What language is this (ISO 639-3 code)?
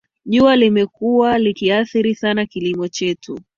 swa